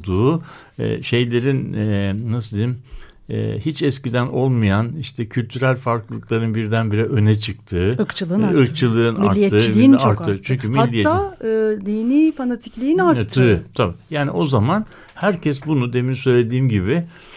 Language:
Turkish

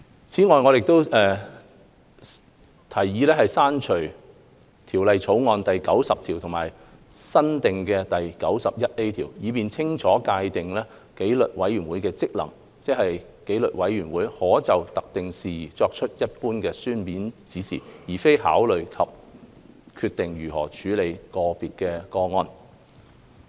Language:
Cantonese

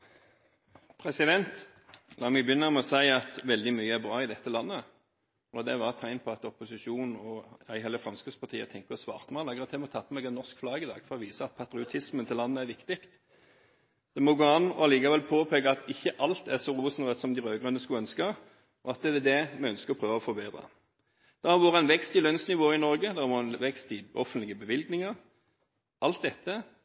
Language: Norwegian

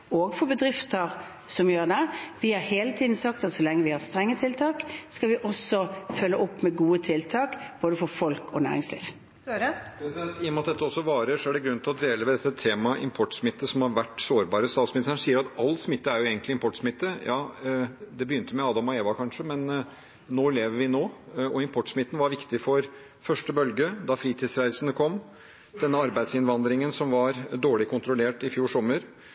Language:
Norwegian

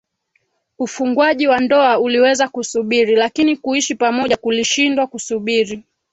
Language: Swahili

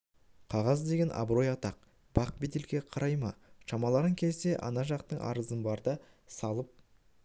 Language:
Kazakh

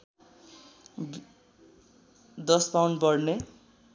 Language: Nepali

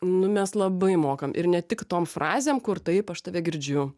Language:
Lithuanian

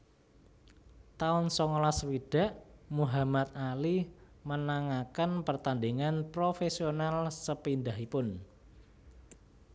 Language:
Javanese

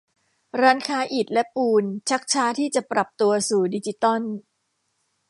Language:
Thai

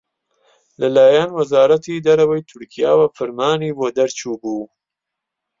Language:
Central Kurdish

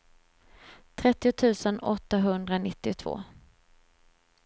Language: Swedish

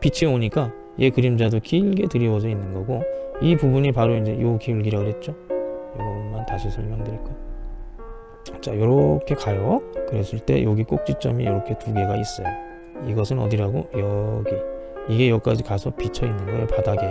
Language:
Korean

